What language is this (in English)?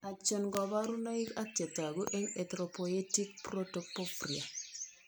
Kalenjin